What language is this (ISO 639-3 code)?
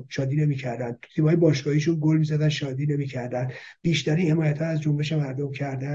fas